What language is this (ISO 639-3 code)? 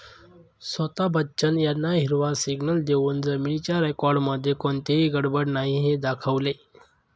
mar